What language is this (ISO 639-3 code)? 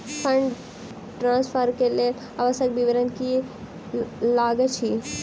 mai